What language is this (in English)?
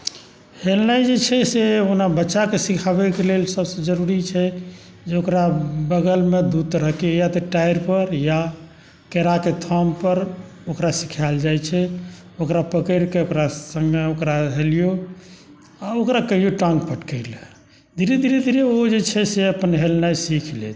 Maithili